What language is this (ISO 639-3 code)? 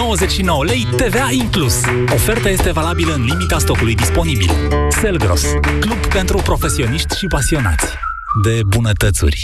ron